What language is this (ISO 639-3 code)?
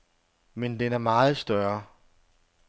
dan